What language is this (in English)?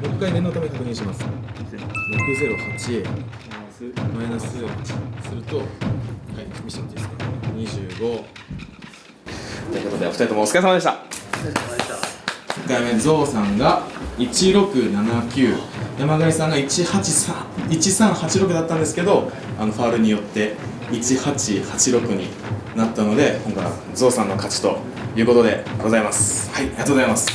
Japanese